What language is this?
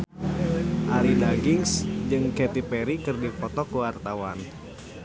Sundanese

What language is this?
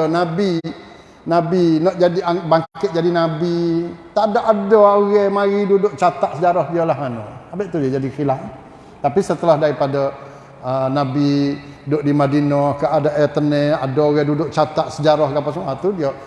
Malay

